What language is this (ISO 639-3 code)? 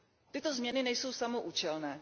ces